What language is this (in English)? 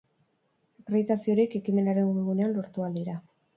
Basque